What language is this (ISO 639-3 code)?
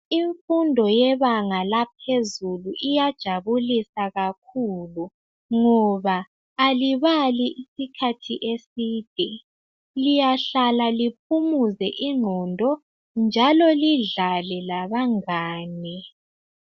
nde